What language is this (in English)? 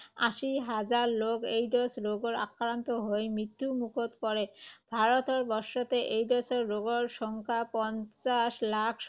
Assamese